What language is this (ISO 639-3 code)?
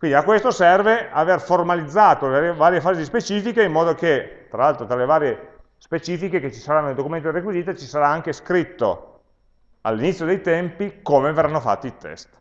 ita